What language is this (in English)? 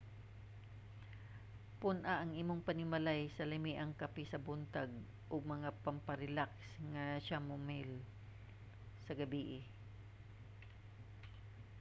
Cebuano